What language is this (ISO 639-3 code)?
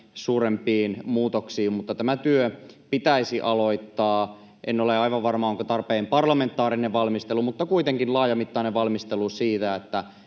fin